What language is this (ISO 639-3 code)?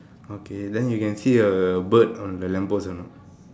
eng